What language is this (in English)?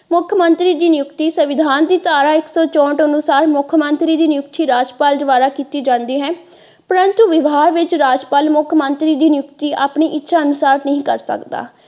Punjabi